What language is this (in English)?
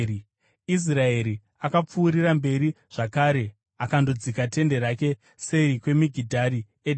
Shona